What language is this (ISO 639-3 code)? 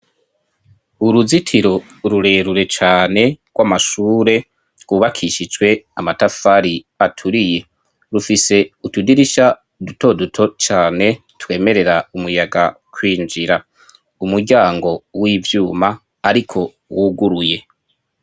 run